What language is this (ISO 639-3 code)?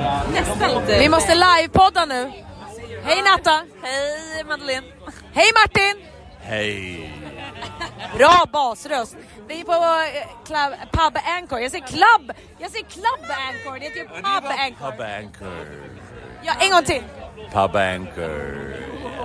swe